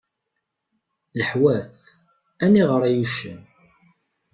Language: Kabyle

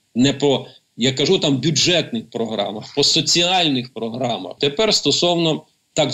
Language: Ukrainian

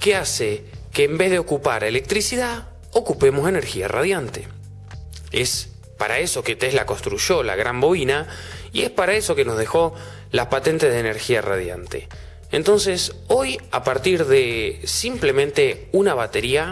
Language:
Spanish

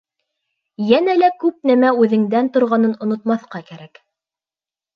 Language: Bashkir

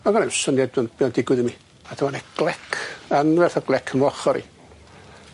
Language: Welsh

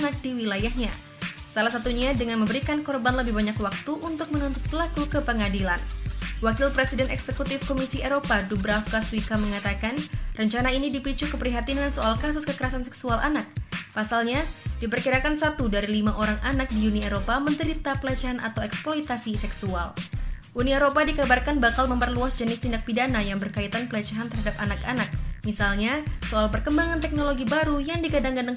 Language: Indonesian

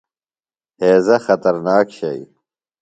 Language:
Phalura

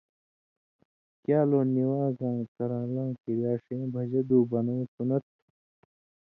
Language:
Indus Kohistani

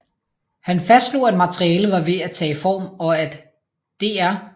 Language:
Danish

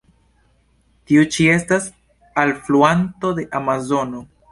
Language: Esperanto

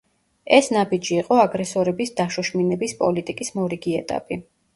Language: Georgian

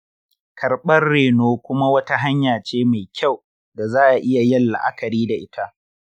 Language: Hausa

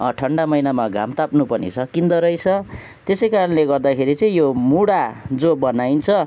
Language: Nepali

